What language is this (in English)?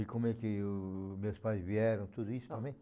Portuguese